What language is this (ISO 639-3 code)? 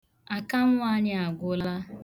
ibo